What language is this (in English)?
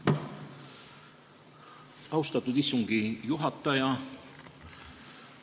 Estonian